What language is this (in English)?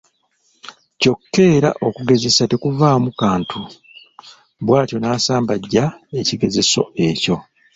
Ganda